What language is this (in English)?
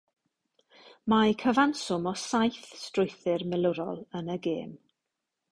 Welsh